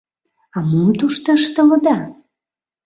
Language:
Mari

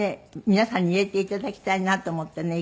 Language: Japanese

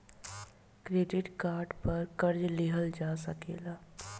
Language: Bhojpuri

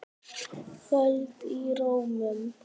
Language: Icelandic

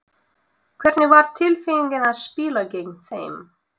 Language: Icelandic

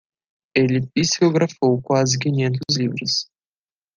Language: Portuguese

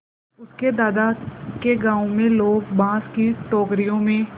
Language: Hindi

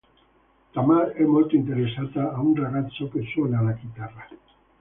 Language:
Italian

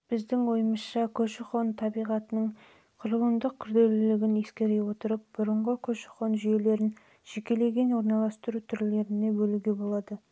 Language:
Kazakh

